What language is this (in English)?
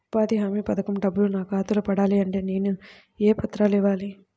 Telugu